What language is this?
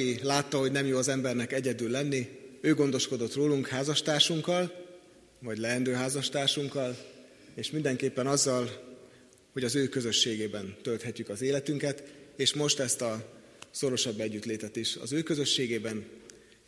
Hungarian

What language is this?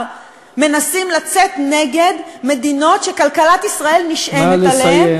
Hebrew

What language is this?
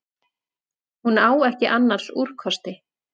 Icelandic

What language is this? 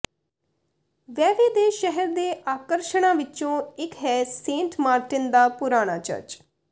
Punjabi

